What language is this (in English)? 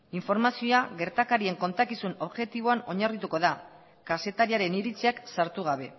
Basque